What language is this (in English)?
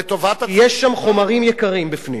Hebrew